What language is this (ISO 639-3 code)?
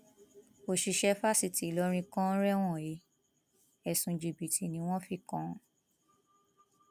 yor